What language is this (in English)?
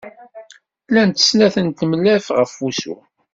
Kabyle